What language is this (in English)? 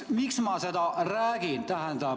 Estonian